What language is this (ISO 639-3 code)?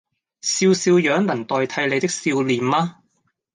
yue